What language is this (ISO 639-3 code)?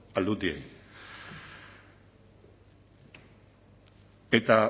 eus